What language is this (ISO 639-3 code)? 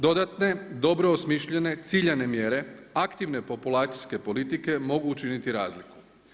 hrv